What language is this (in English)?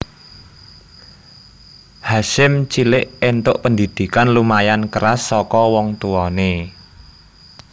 Javanese